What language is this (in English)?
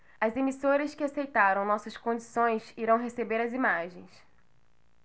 Portuguese